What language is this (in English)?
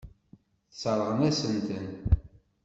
Kabyle